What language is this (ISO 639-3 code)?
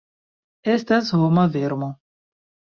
epo